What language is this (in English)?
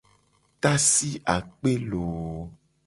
Gen